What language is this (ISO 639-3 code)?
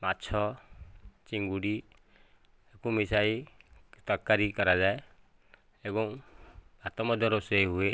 ori